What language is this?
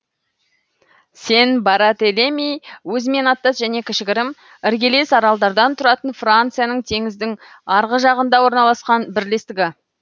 Kazakh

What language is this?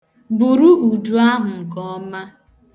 Igbo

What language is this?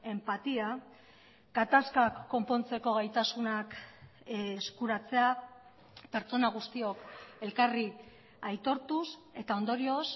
Basque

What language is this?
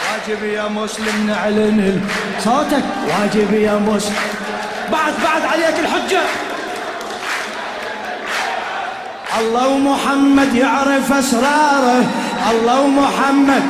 Arabic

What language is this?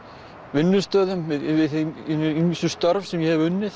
Icelandic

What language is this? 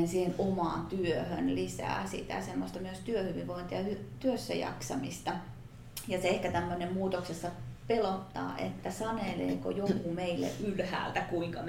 Finnish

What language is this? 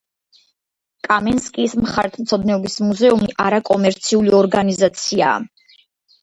Georgian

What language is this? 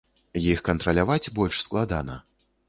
Belarusian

